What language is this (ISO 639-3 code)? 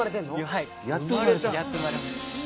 jpn